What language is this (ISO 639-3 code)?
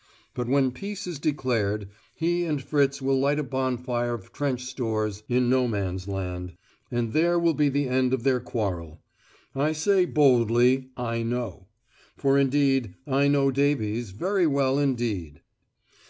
eng